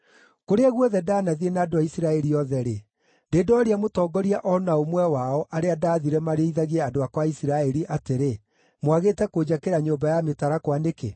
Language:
Kikuyu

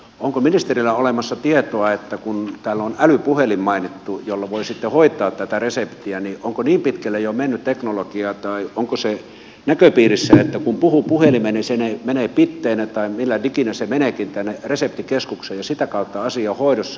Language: Finnish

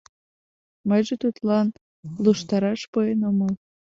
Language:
Mari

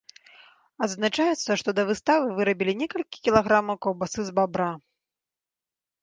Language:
Belarusian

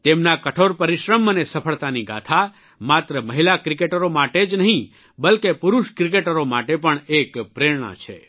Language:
Gujarati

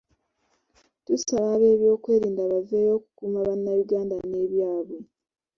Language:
Ganda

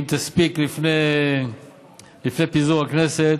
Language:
Hebrew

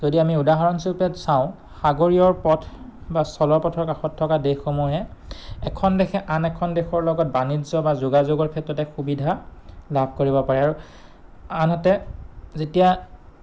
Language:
Assamese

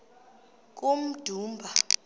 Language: Xhosa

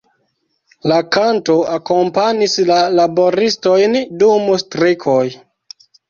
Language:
Esperanto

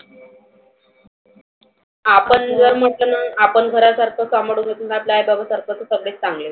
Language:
Marathi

